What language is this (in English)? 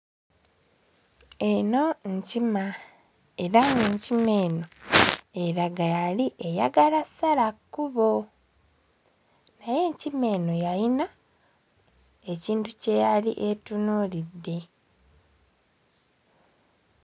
Ganda